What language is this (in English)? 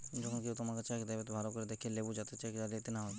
Bangla